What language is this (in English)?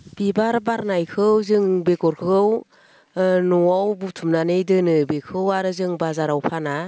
Bodo